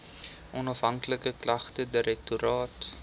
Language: Afrikaans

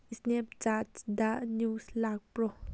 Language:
Manipuri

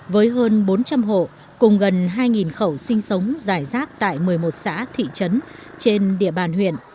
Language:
Vietnamese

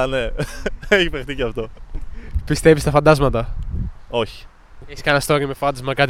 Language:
Greek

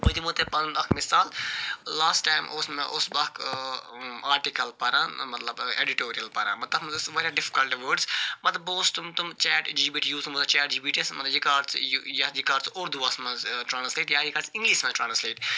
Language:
Kashmiri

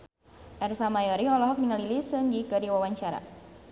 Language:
Sundanese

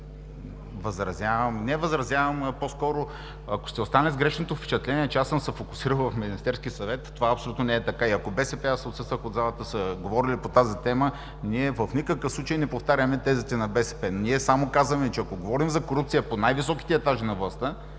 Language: Bulgarian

